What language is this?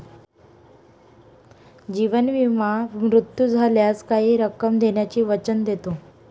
Marathi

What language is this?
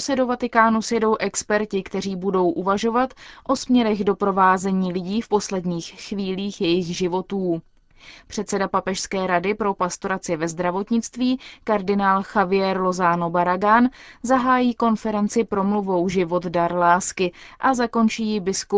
Czech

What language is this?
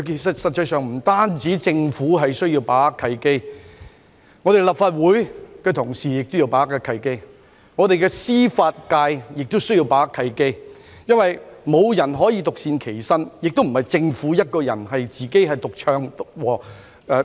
Cantonese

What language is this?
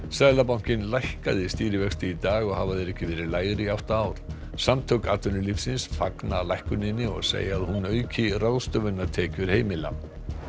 Icelandic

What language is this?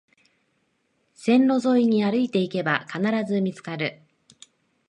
Japanese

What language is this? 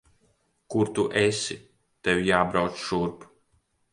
Latvian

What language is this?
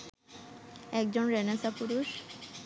Bangla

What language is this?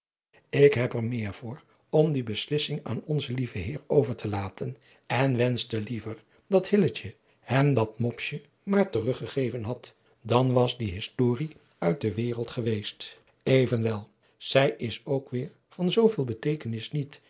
Dutch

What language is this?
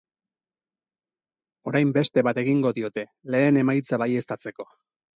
Basque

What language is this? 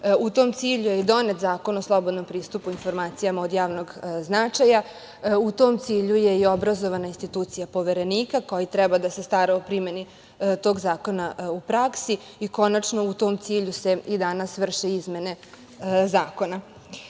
Serbian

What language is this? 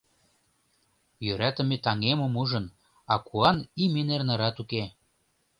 Mari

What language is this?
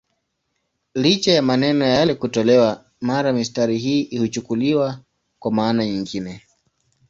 Swahili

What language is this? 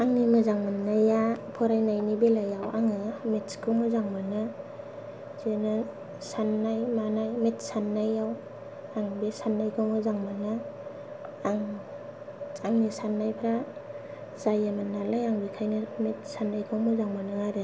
Bodo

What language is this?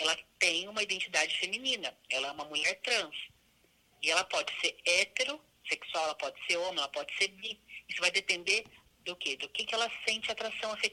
Portuguese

